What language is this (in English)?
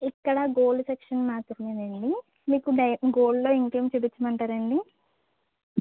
Telugu